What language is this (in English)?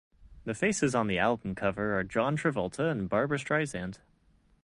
English